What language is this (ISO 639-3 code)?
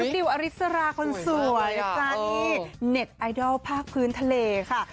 tha